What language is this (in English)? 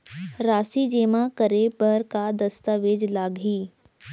Chhattisgarhi